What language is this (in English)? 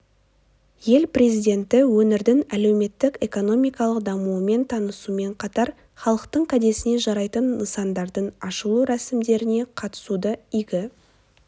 Kazakh